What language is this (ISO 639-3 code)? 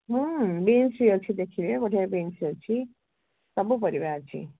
ori